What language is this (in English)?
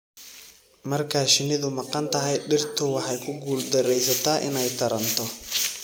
Somali